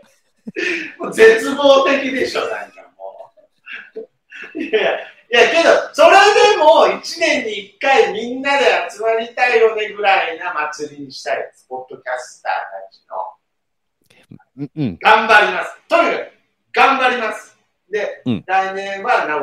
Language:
Japanese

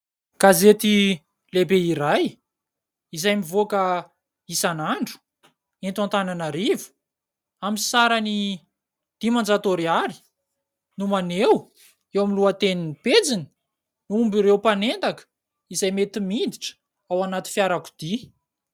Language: Malagasy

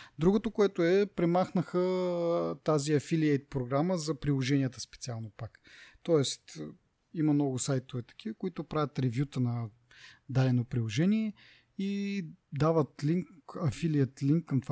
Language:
Bulgarian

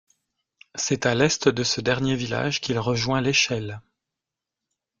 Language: French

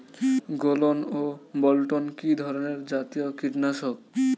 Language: Bangla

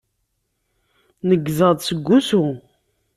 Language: Kabyle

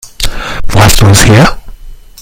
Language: German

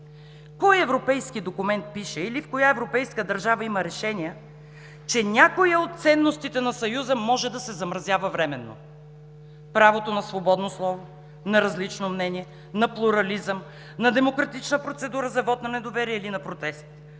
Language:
Bulgarian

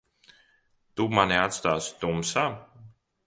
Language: Latvian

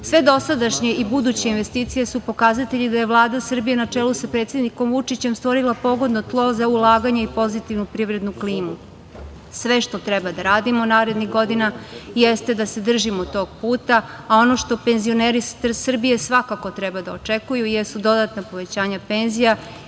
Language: Serbian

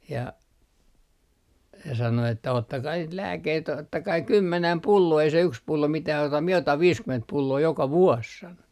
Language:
Finnish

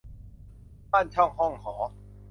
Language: Thai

